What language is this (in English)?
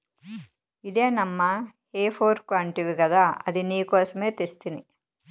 Telugu